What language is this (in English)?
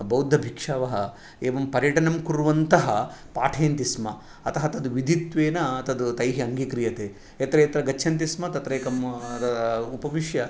Sanskrit